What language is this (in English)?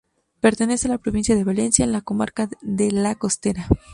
Spanish